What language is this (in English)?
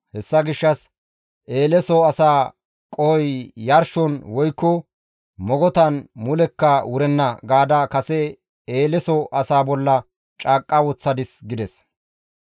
Gamo